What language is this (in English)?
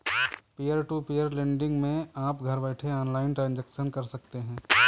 Hindi